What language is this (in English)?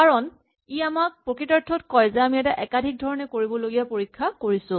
Assamese